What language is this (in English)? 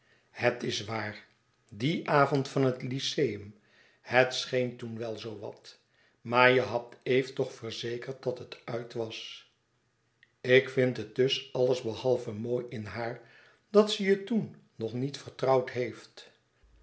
Dutch